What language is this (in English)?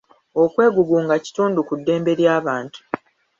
Ganda